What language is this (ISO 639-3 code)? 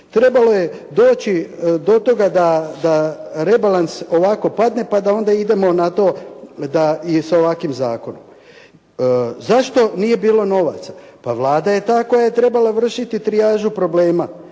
hrv